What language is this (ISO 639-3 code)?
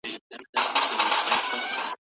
pus